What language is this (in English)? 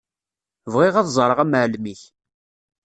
Kabyle